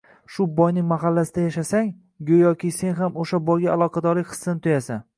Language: Uzbek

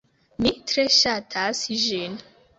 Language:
Esperanto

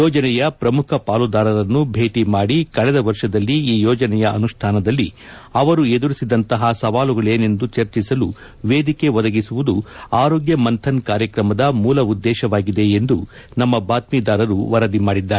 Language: Kannada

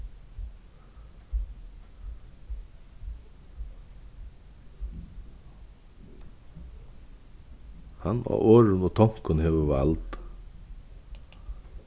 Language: Faroese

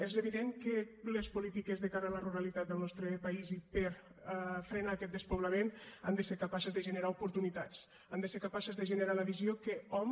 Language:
Catalan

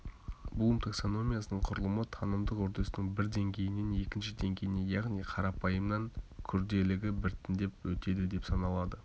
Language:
Kazakh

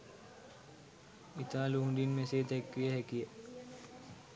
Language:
Sinhala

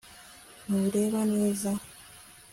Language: Kinyarwanda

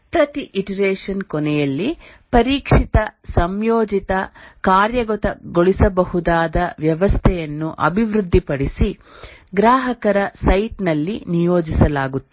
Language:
Kannada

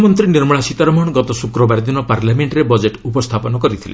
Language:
Odia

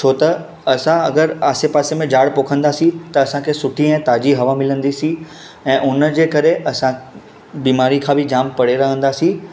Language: Sindhi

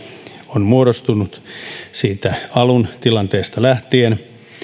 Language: Finnish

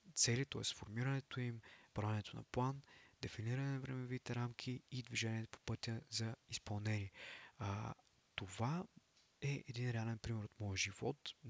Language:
Bulgarian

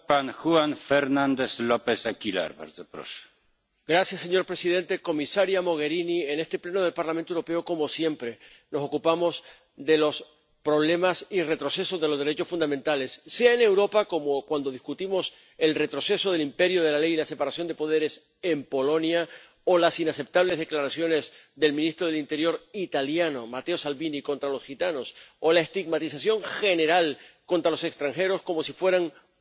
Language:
Spanish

